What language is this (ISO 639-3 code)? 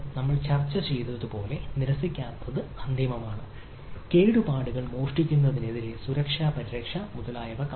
mal